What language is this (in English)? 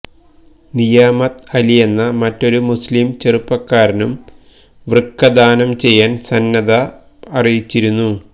Malayalam